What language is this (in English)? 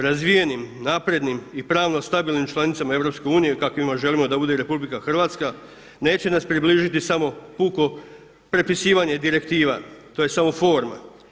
Croatian